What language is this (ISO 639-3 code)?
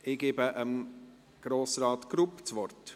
gsw